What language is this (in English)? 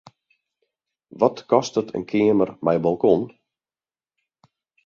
Western Frisian